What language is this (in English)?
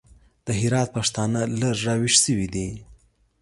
Pashto